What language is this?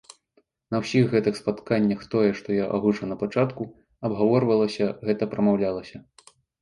Belarusian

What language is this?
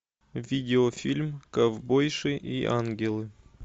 Russian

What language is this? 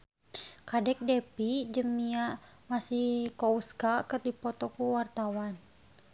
Sundanese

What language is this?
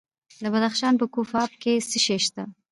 Pashto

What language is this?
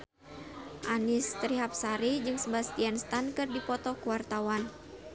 Sundanese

